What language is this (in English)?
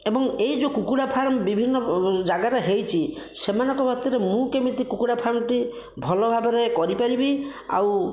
Odia